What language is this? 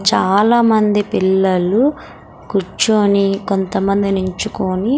Telugu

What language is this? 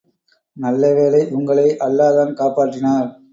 Tamil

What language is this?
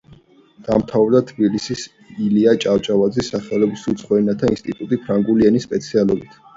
Georgian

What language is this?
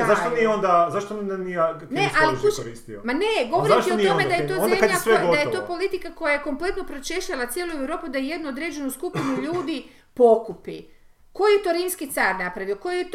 Croatian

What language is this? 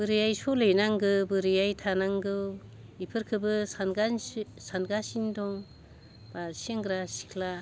Bodo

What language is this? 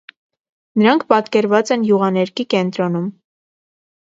Armenian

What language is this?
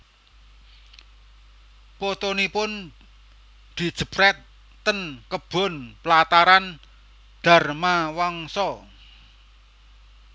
Javanese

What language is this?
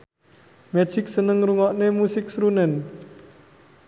Javanese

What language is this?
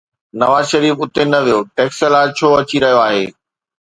Sindhi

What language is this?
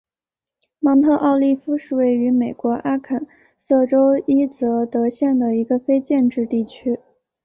Chinese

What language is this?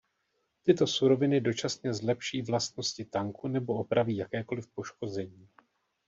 Czech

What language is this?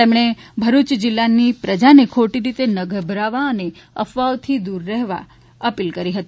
Gujarati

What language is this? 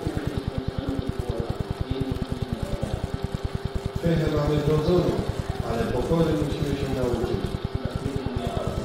Polish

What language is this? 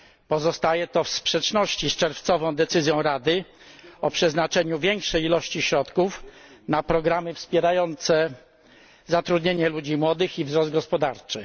Polish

